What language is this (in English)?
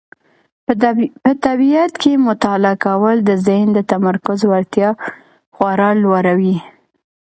Pashto